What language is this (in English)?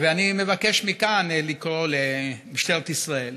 Hebrew